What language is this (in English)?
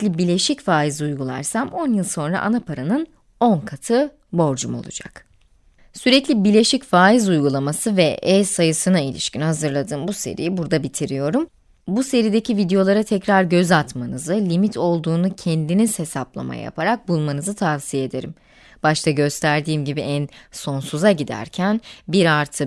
Turkish